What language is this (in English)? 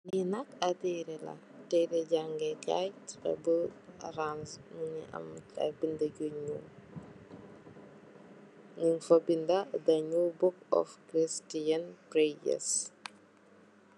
Wolof